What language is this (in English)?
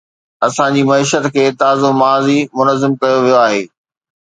Sindhi